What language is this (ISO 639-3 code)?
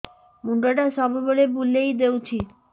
ori